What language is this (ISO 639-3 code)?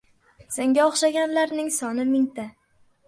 uzb